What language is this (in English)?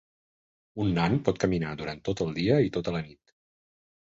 Catalan